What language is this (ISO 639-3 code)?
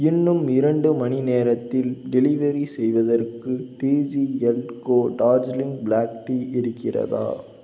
tam